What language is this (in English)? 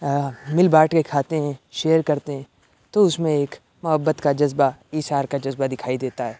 Urdu